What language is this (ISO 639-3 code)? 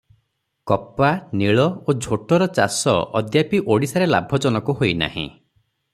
ori